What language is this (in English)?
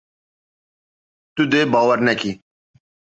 Kurdish